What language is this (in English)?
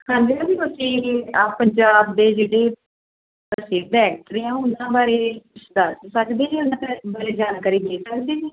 Punjabi